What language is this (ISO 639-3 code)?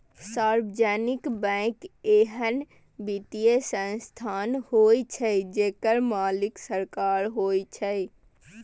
mai